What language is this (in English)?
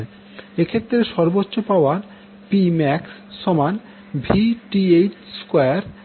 Bangla